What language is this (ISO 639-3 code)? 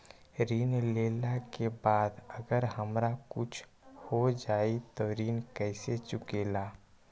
mag